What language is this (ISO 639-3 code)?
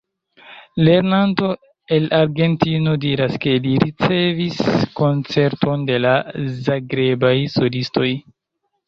epo